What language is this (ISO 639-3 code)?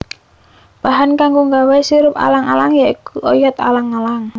jav